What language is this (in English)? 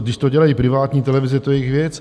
Czech